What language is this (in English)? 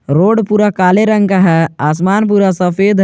Hindi